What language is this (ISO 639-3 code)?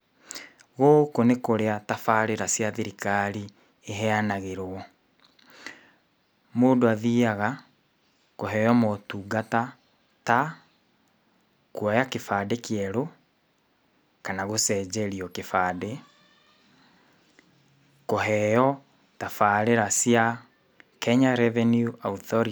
kik